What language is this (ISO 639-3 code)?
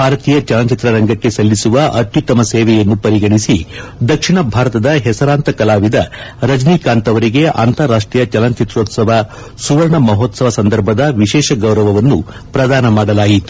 kan